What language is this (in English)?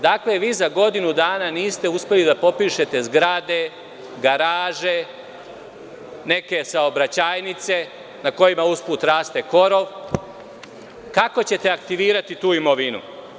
Serbian